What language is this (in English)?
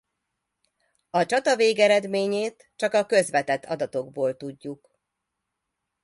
Hungarian